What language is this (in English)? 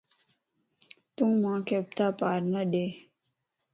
Lasi